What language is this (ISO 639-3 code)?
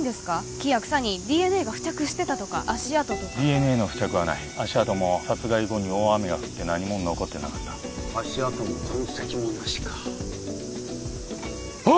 jpn